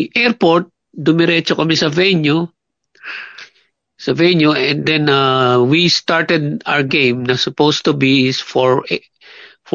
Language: Filipino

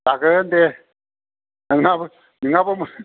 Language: Bodo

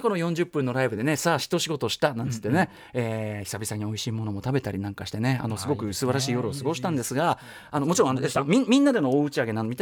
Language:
Japanese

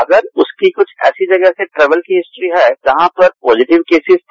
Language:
Hindi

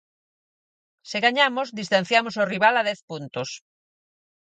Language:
Galician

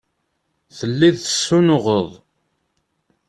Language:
Kabyle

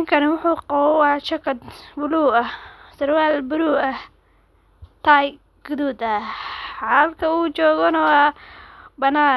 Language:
Somali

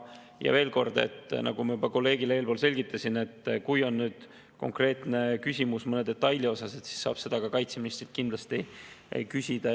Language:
Estonian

